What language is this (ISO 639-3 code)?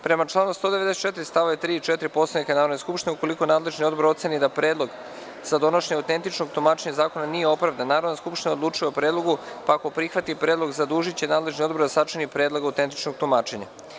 srp